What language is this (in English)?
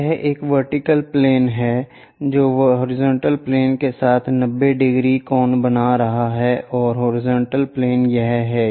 Hindi